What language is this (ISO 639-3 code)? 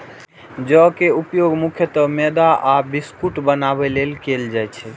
mai